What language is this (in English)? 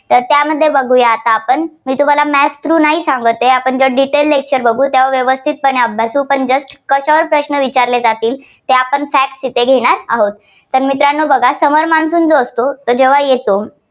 Marathi